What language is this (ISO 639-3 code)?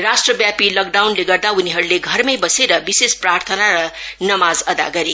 nep